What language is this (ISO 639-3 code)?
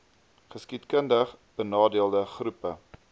afr